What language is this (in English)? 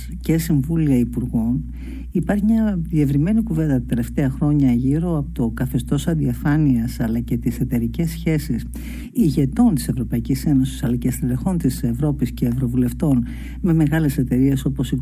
Greek